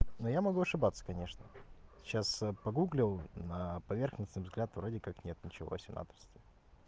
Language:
Russian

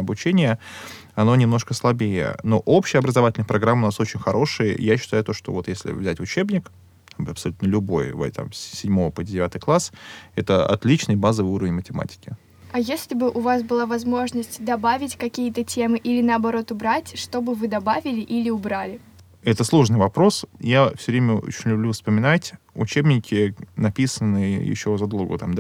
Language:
Russian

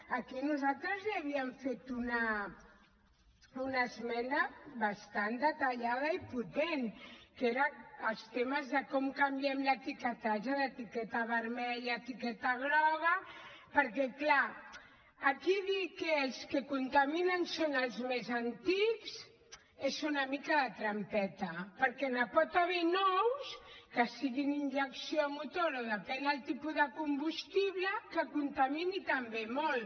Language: Catalan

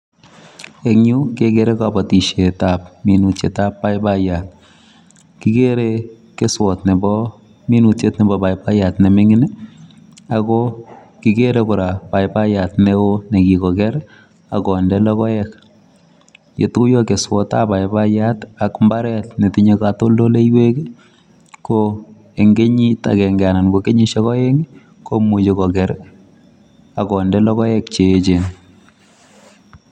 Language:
Kalenjin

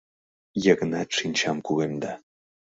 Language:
Mari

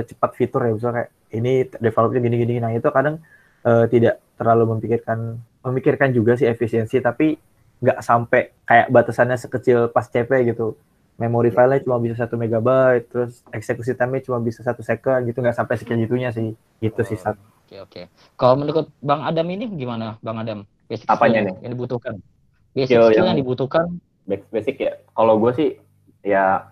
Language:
Indonesian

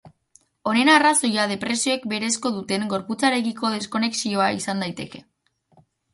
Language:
Basque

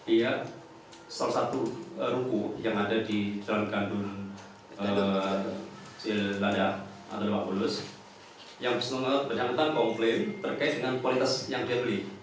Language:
Indonesian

